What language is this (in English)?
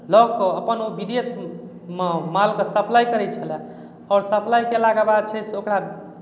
Maithili